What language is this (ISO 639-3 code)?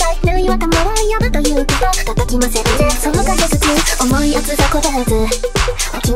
jpn